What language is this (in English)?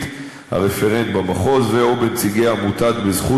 Hebrew